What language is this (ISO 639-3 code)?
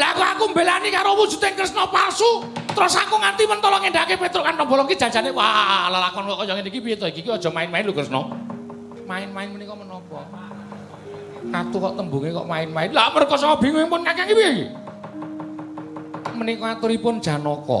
jav